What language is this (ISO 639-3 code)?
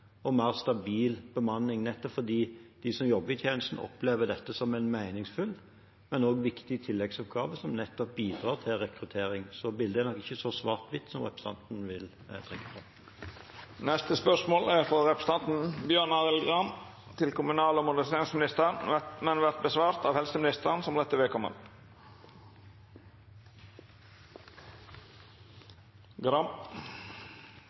nor